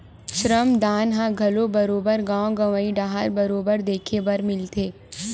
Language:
Chhattisgarhi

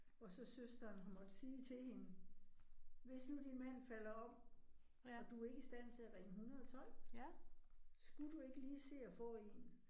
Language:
Danish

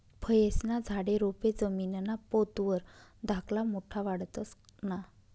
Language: Marathi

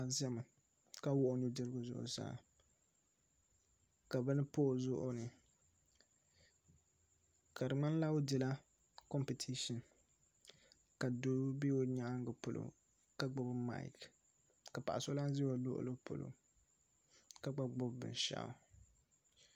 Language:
Dagbani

